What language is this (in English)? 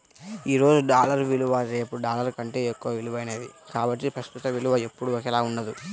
Telugu